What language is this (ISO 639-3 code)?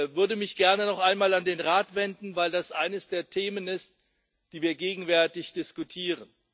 deu